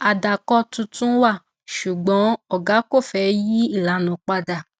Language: Yoruba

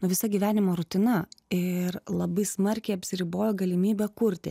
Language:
Lithuanian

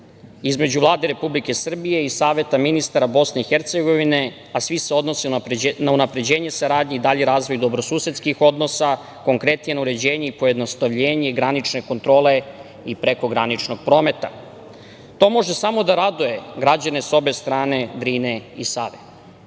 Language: Serbian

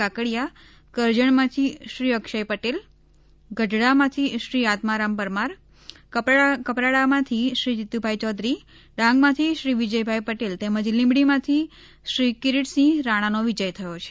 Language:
Gujarati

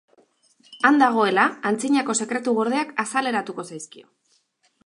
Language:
Basque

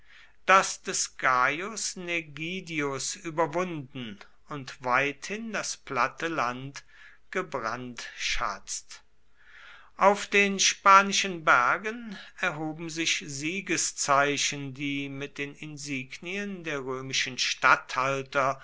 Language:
German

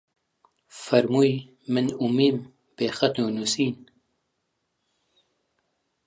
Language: Central Kurdish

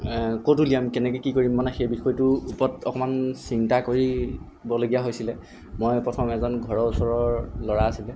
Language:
Assamese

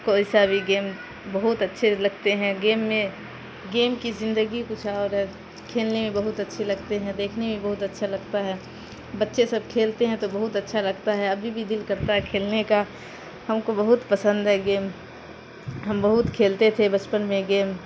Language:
Urdu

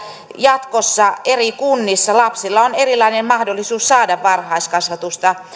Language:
Finnish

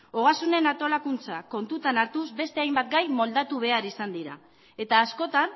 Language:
Basque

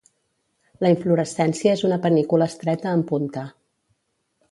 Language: Catalan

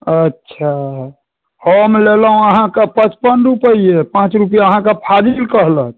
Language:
Maithili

